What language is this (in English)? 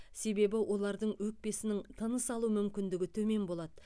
Kazakh